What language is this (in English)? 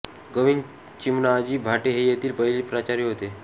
Marathi